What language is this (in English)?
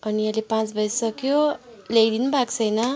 Nepali